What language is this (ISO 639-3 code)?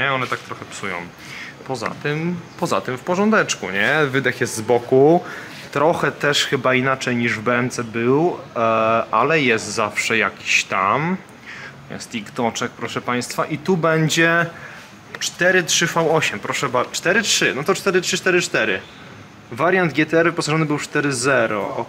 pol